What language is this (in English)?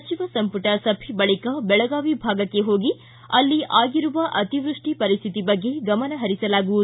Kannada